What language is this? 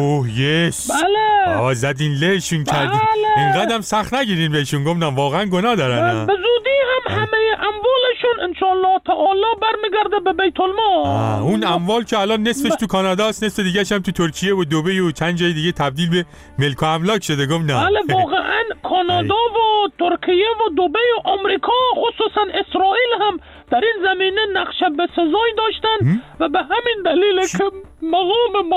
Persian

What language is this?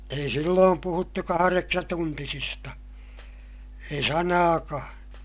Finnish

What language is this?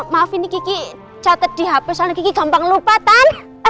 Indonesian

